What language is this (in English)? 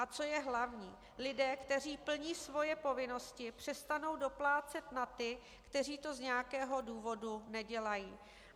Czech